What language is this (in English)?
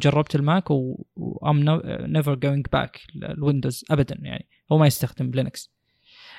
Arabic